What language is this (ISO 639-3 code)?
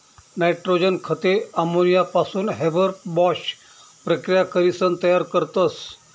mar